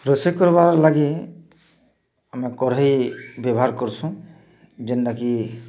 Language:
Odia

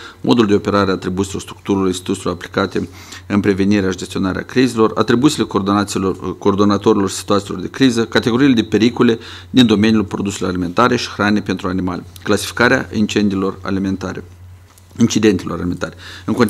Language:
Romanian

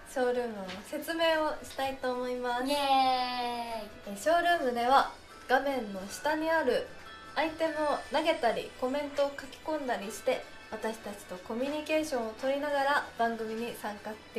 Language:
Japanese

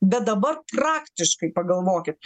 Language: Lithuanian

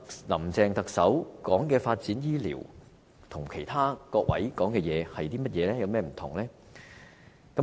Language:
Cantonese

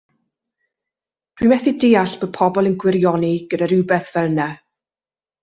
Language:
Welsh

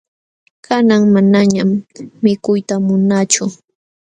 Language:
Jauja Wanca Quechua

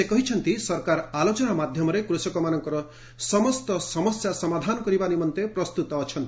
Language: Odia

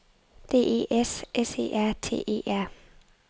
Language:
Danish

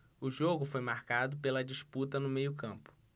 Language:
Portuguese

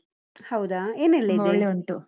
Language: Kannada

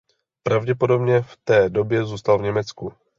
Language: Czech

